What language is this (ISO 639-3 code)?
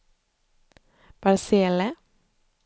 swe